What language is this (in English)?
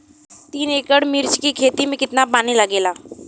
Bhojpuri